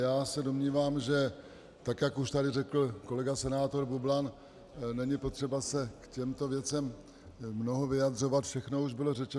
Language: Czech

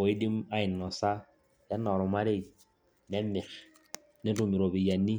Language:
Masai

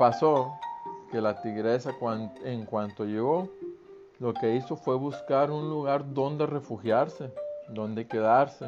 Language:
Spanish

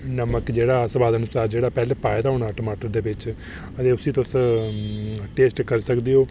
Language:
Dogri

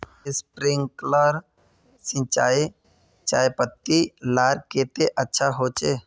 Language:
Magahi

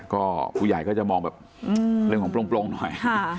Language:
Thai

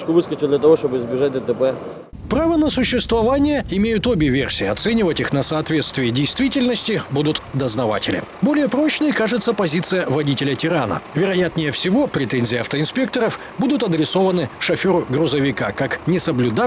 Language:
Russian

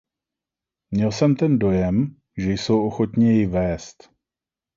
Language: Czech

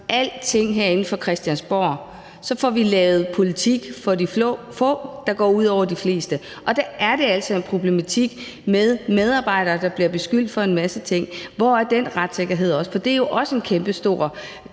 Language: Danish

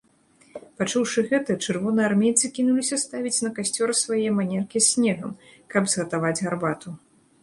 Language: Belarusian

